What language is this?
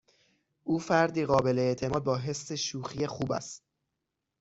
Persian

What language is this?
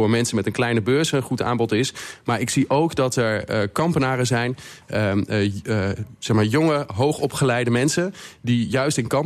Dutch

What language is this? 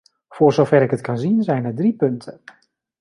Dutch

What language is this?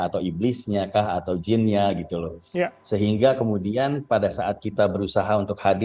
Indonesian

